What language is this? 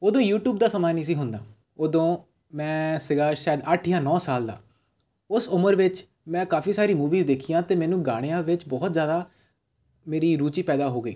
Punjabi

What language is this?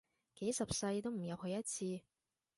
Cantonese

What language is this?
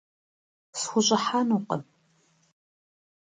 Kabardian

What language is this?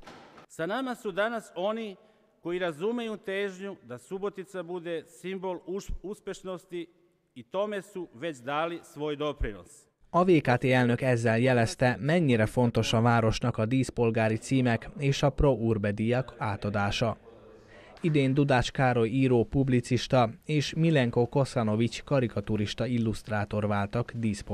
Hungarian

